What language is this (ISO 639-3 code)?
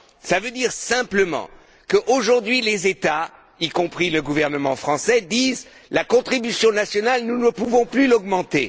fra